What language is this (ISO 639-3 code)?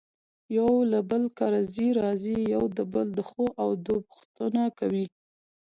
pus